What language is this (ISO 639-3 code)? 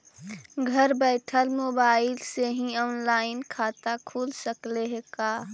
mag